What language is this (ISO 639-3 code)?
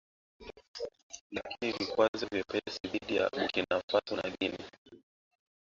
swa